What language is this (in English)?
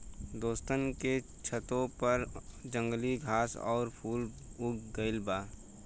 Bhojpuri